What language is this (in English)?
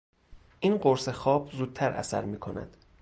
Persian